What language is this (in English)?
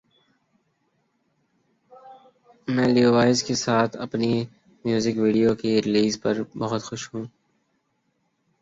Urdu